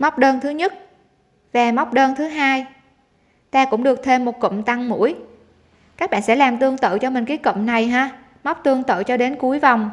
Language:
Vietnamese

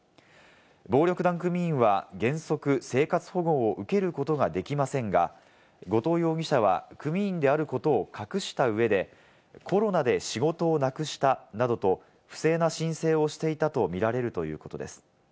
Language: Japanese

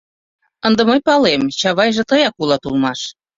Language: Mari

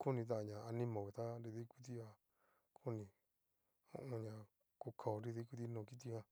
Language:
Cacaloxtepec Mixtec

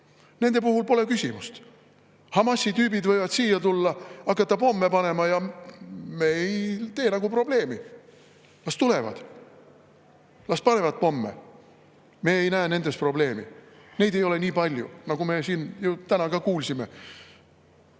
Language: Estonian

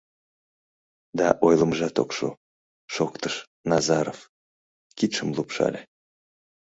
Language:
Mari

